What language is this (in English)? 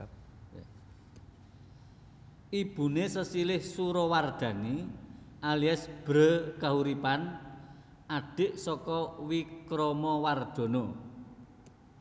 Javanese